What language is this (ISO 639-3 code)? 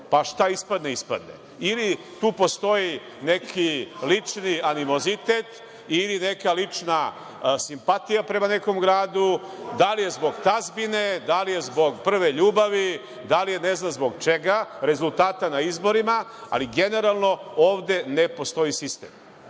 srp